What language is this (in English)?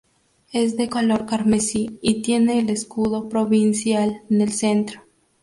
Spanish